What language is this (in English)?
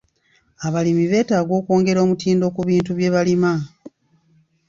Ganda